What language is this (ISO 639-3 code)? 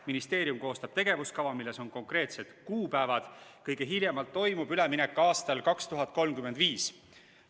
est